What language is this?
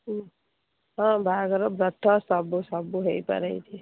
Odia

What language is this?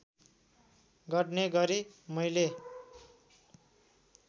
Nepali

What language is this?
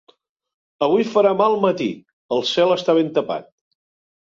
Catalan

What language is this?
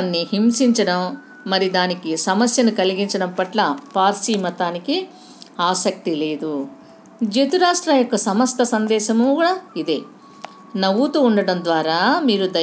Telugu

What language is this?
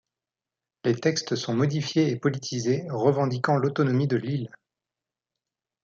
French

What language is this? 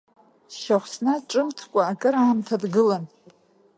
Abkhazian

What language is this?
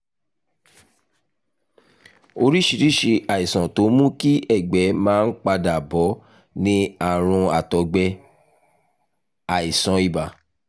Yoruba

